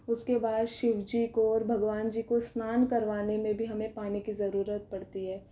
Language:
Hindi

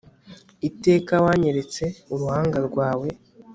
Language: Kinyarwanda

